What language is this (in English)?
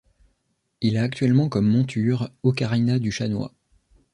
French